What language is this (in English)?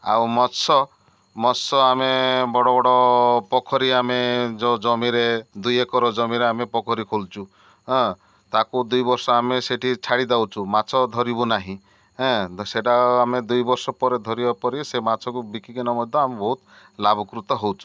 Odia